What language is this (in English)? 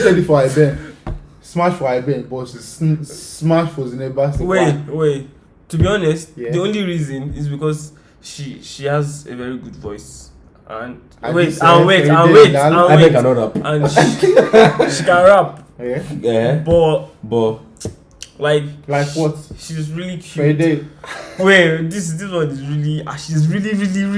Turkish